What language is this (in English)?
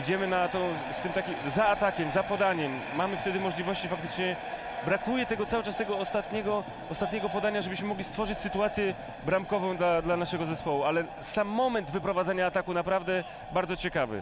Polish